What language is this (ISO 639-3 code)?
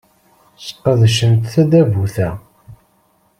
kab